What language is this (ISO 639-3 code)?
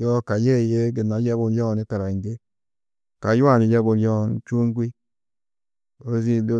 tuq